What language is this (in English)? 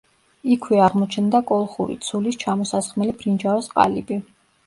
Georgian